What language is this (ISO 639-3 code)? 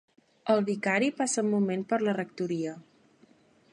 cat